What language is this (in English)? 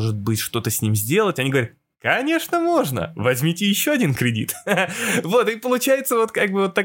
Russian